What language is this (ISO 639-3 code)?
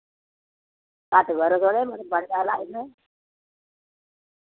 doi